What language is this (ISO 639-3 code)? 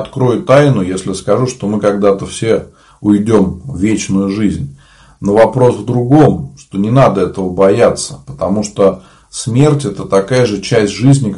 rus